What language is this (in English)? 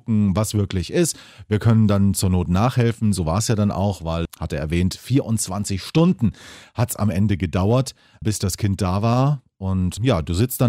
German